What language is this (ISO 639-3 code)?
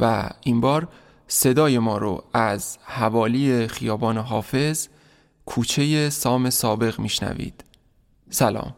fas